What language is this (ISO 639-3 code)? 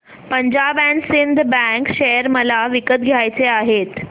mar